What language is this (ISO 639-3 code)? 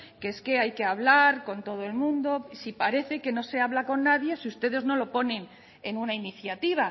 spa